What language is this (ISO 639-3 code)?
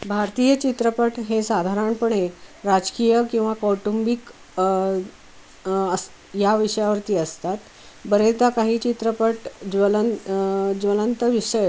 mar